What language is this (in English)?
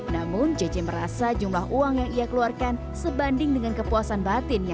Indonesian